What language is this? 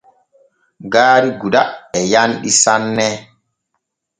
Borgu Fulfulde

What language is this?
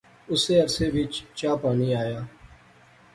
Pahari-Potwari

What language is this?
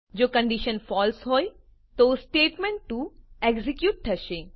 Gujarati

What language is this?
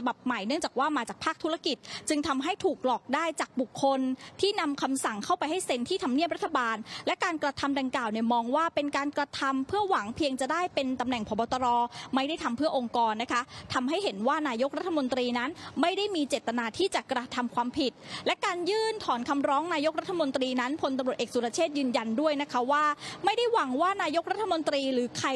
Thai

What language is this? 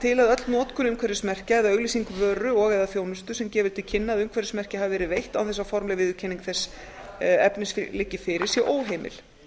Icelandic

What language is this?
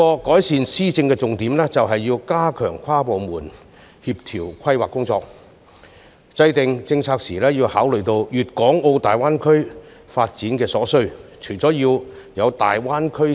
Cantonese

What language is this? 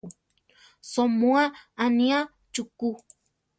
Central Tarahumara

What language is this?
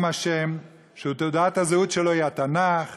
Hebrew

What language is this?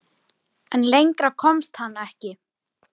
Icelandic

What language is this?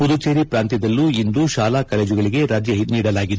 Kannada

